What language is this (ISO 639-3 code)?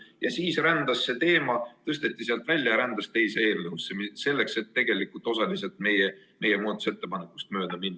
est